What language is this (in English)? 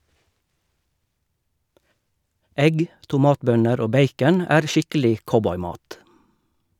Norwegian